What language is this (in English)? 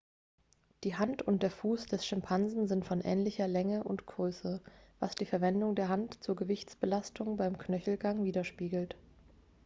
German